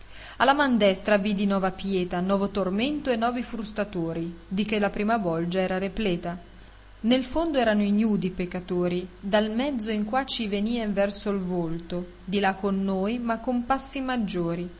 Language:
Italian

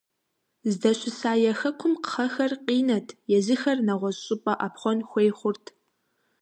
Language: Kabardian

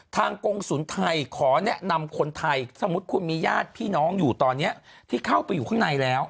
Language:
Thai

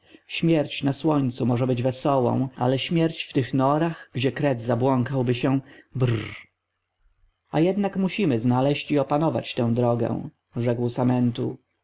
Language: Polish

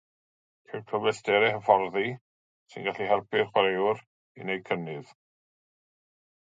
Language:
Welsh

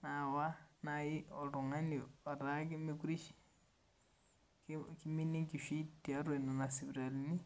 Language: Masai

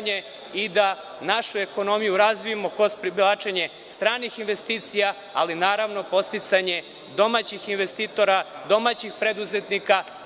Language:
Serbian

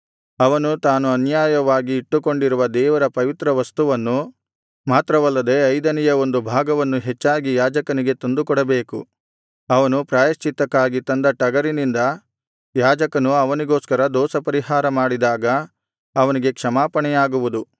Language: Kannada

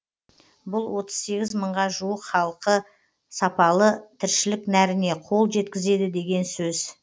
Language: Kazakh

